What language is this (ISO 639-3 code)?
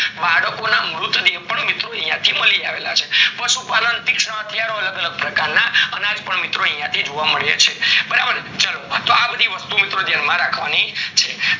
guj